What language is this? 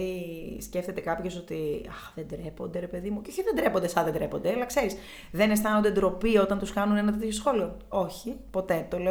Greek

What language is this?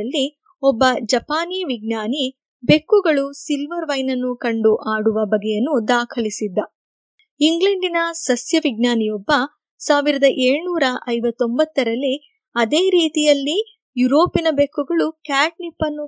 Kannada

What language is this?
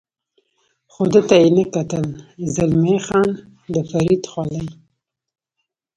Pashto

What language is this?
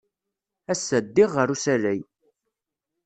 Kabyle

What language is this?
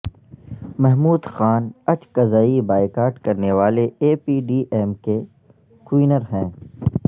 Urdu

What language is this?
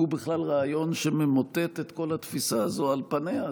Hebrew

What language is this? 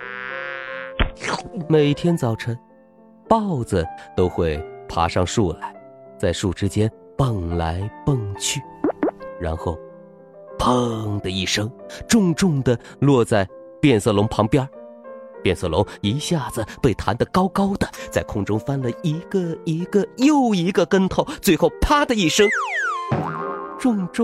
Chinese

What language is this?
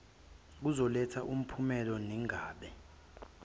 Zulu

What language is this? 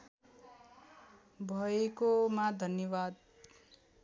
Nepali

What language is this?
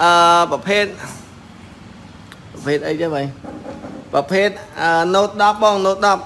Vietnamese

